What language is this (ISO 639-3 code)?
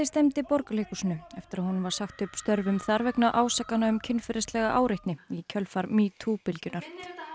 isl